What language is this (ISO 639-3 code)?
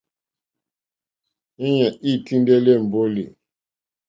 bri